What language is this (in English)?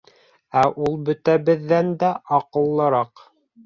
Bashkir